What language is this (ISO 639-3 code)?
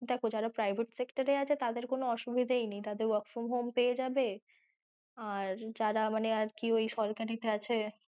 ben